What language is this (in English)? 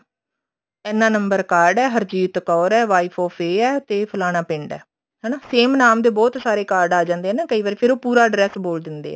Punjabi